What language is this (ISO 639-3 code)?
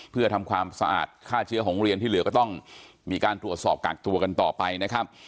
tha